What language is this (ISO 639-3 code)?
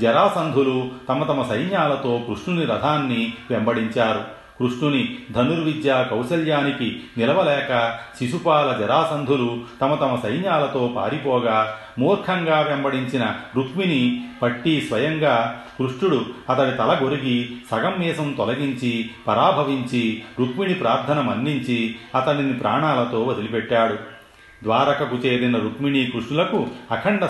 tel